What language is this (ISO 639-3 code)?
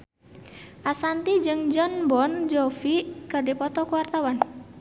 sun